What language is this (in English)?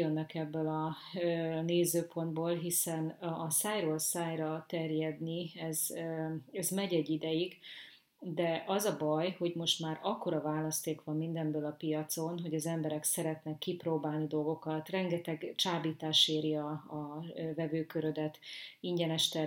Hungarian